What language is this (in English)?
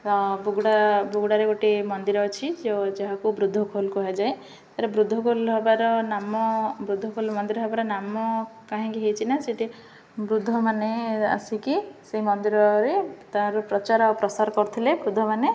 Odia